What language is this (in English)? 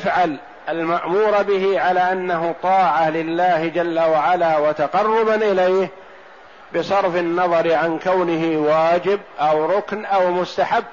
Arabic